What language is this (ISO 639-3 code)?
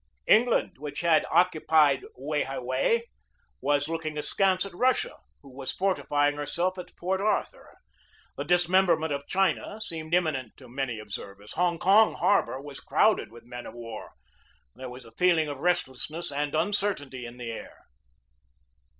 eng